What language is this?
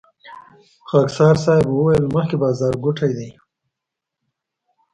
Pashto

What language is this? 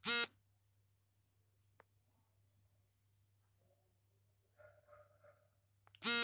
Kannada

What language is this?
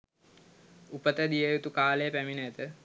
Sinhala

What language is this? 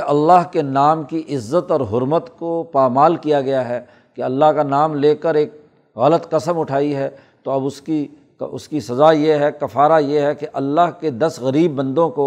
Urdu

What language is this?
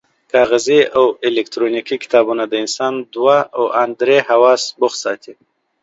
Pashto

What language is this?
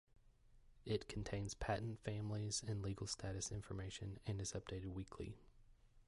English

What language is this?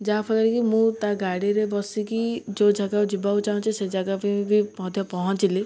Odia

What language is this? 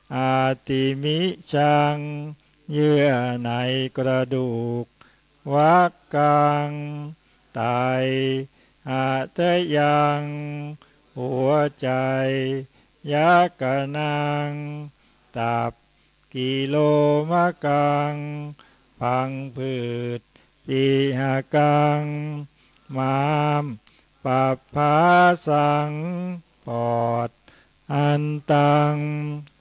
Thai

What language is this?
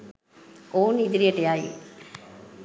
Sinhala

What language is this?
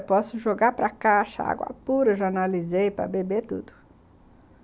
Portuguese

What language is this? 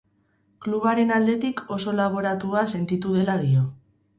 Basque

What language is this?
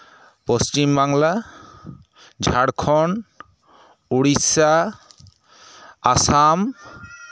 Santali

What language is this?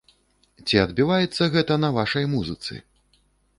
Belarusian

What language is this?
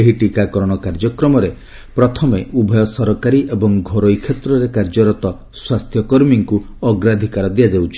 Odia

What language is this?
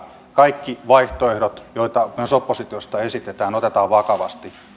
Finnish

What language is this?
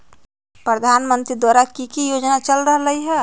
Magahi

